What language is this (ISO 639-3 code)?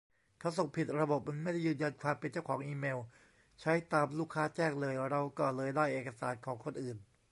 tha